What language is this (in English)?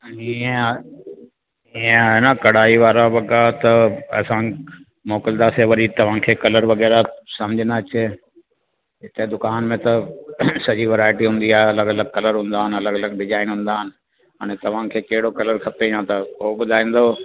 Sindhi